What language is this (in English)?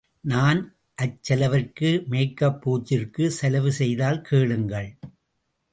Tamil